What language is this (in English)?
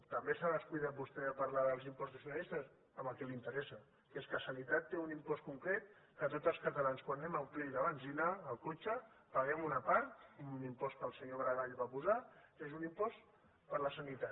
Catalan